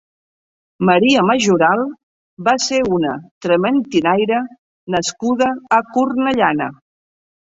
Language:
Catalan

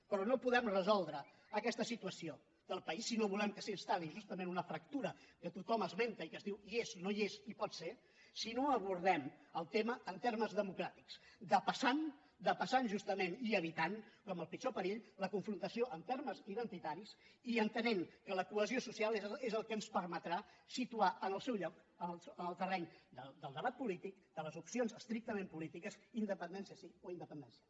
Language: Catalan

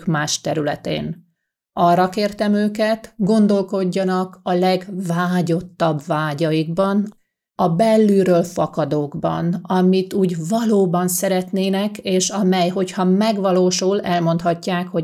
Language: Hungarian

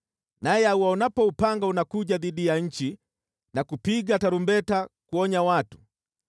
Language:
Swahili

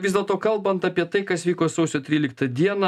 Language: Lithuanian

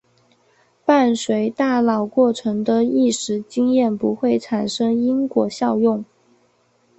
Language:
Chinese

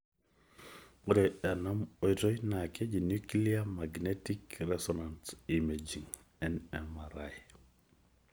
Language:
Masai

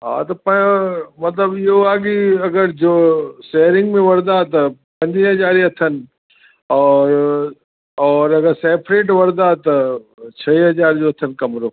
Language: Sindhi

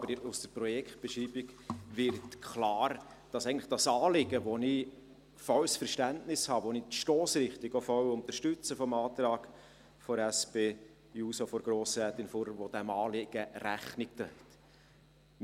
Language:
Swiss German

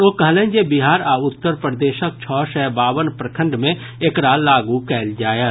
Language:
Maithili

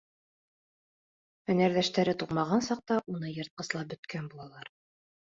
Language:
Bashkir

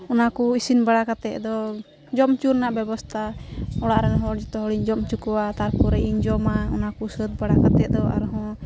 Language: Santali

